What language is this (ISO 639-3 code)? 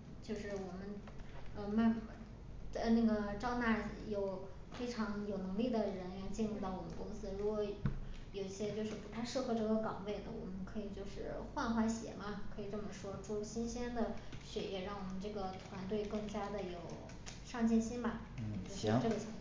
zho